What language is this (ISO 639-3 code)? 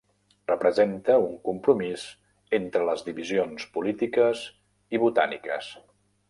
cat